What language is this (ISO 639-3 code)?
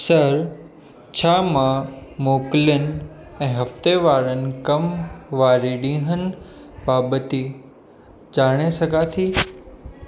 snd